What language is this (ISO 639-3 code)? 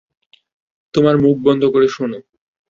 ben